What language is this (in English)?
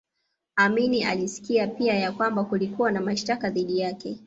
Swahili